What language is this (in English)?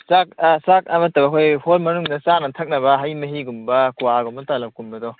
Manipuri